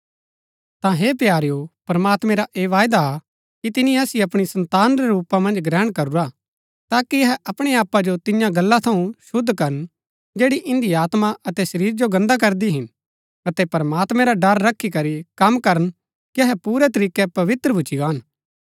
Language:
Gaddi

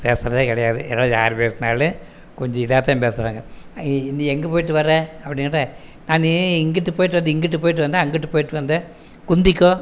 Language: Tamil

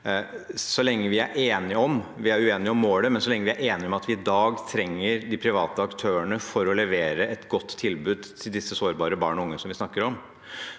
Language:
Norwegian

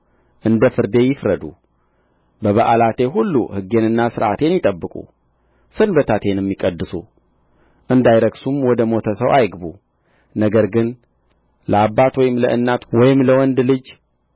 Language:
Amharic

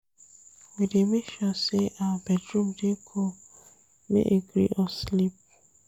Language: Nigerian Pidgin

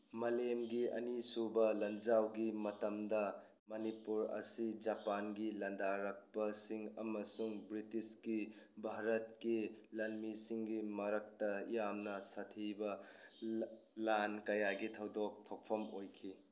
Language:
Manipuri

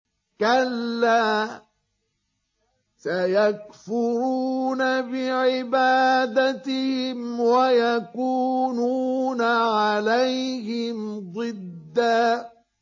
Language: Arabic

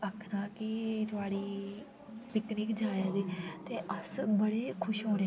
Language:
Dogri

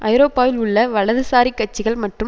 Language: Tamil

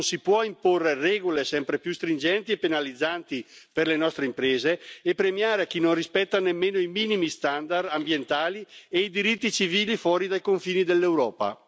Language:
Italian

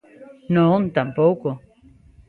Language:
Galician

